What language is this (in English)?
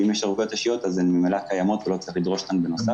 Hebrew